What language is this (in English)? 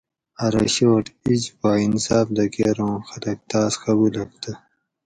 Gawri